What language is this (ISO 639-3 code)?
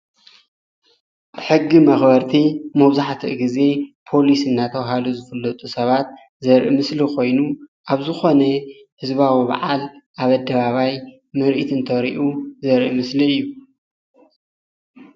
tir